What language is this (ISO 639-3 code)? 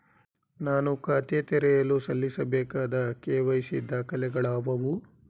kan